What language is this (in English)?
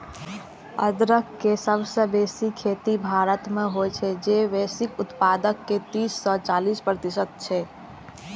Maithili